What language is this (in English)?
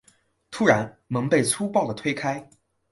Chinese